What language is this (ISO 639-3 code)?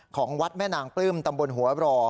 tha